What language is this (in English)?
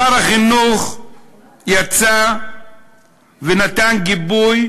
Hebrew